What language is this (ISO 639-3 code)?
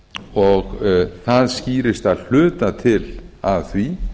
isl